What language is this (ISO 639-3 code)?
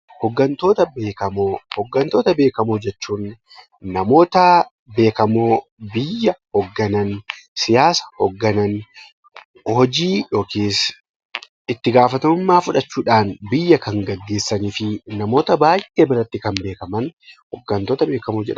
orm